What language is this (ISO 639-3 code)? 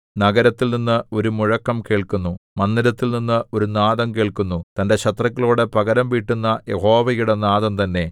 mal